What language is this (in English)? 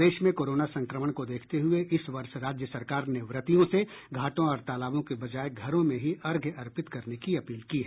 Hindi